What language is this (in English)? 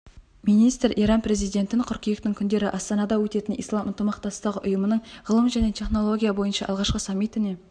Kazakh